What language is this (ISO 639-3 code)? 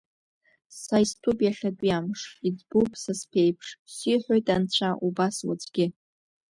abk